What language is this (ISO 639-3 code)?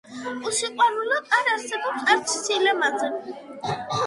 kat